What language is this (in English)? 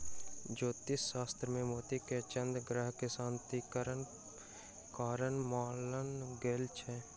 Maithili